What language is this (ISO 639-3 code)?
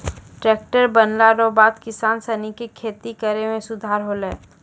mai